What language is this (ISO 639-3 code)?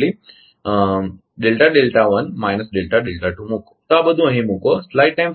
guj